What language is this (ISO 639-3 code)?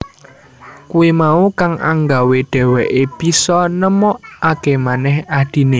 jav